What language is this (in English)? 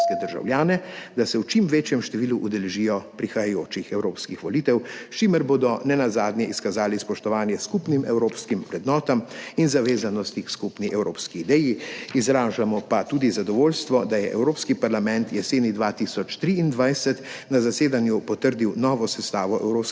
Slovenian